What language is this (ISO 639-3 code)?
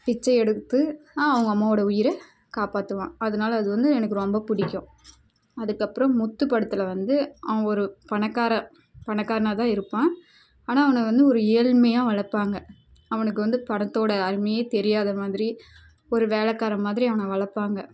tam